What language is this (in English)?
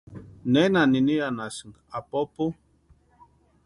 Western Highland Purepecha